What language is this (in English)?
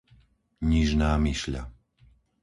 Slovak